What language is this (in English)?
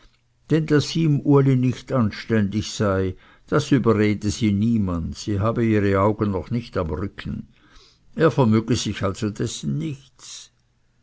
German